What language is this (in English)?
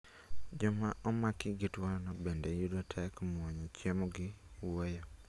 Luo (Kenya and Tanzania)